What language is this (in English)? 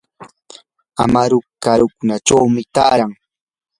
Yanahuanca Pasco Quechua